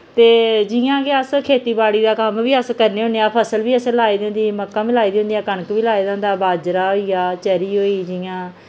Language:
Dogri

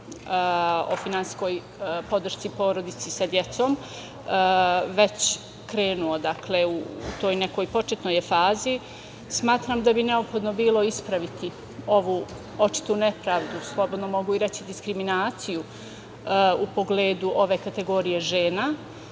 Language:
Serbian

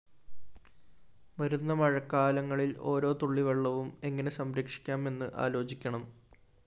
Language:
Malayalam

